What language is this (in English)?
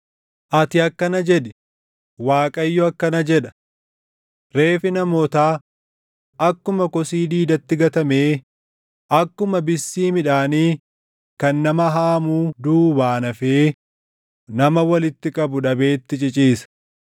Oromo